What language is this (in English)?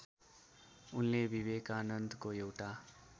Nepali